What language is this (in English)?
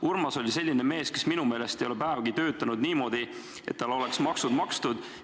Estonian